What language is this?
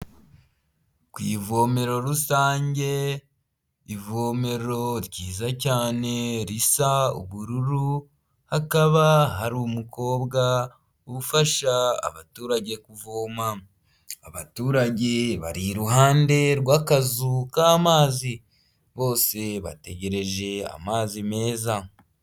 Kinyarwanda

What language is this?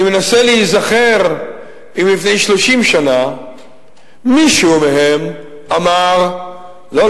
Hebrew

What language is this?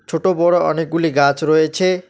Bangla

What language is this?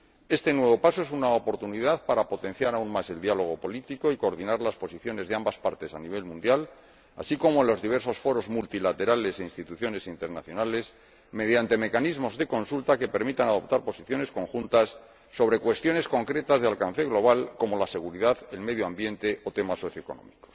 Spanish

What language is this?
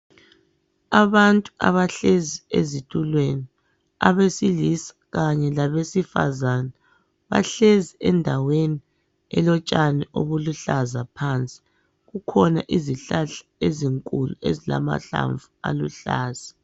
North Ndebele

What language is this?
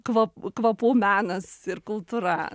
Lithuanian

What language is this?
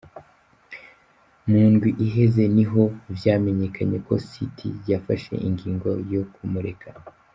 Kinyarwanda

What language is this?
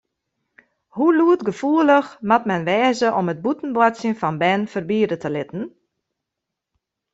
Western Frisian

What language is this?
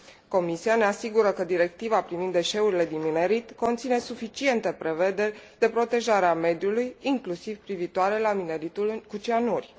Romanian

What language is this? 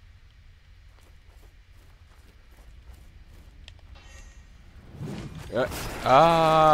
Japanese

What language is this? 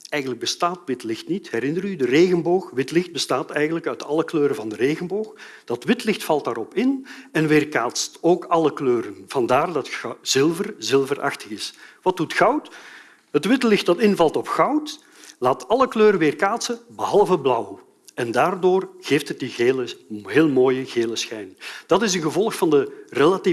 Dutch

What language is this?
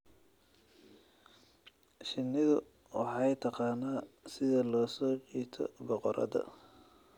Somali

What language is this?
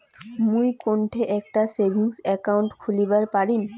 Bangla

